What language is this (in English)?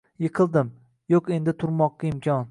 Uzbek